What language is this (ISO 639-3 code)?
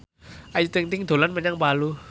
jav